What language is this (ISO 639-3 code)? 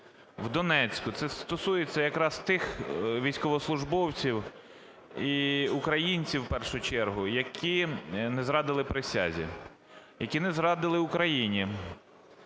ukr